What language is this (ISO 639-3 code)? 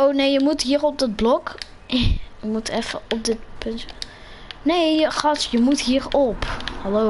nld